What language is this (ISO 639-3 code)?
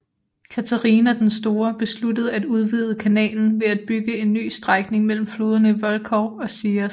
dan